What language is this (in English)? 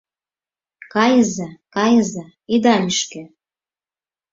Mari